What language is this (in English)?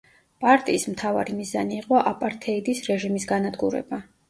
Georgian